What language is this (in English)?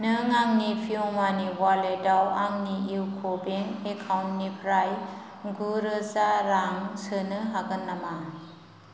Bodo